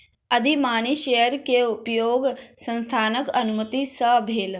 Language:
Maithili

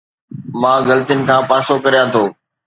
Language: Sindhi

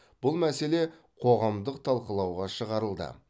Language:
Kazakh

